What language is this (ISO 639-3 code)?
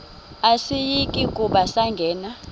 xho